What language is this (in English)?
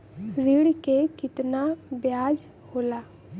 Bhojpuri